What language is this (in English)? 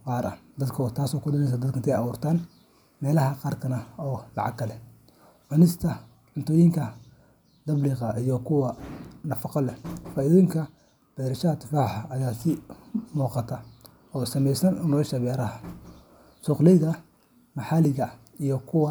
Somali